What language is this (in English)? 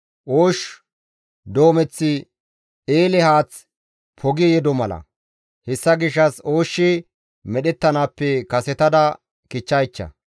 Gamo